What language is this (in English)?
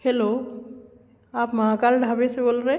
Hindi